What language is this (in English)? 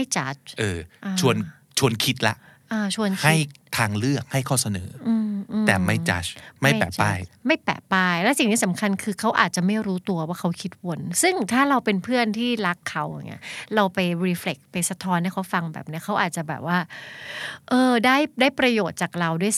Thai